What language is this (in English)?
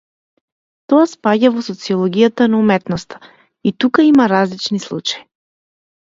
Macedonian